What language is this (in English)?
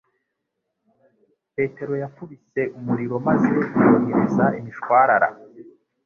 Kinyarwanda